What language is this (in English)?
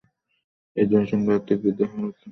Bangla